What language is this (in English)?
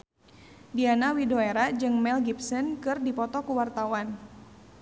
Sundanese